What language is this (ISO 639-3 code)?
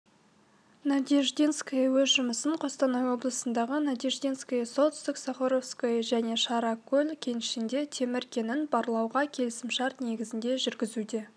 kaz